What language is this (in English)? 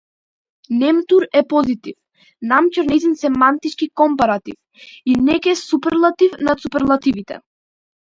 Macedonian